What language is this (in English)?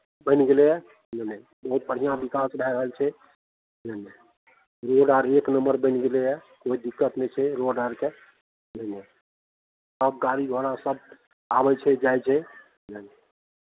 Maithili